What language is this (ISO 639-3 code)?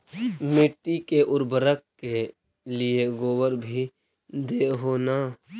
mag